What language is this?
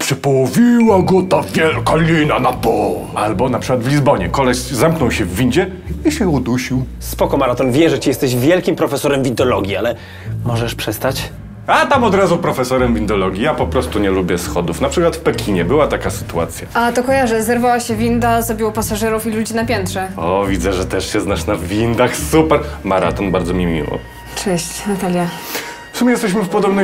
Polish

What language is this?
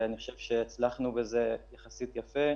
Hebrew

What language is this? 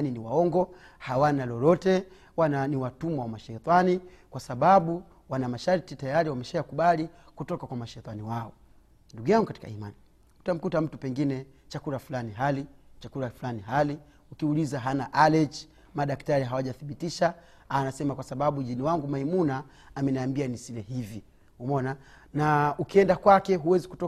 Swahili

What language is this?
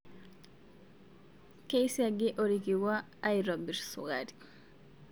Masai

